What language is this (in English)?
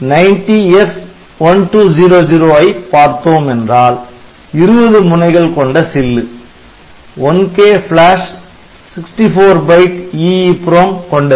Tamil